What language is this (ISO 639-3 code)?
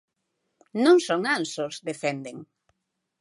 glg